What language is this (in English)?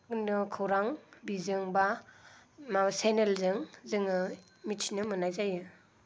Bodo